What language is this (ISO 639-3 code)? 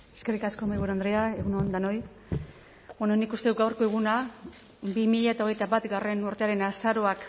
eus